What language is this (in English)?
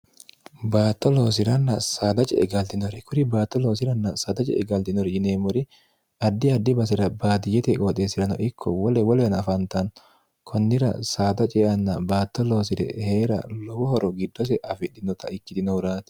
Sidamo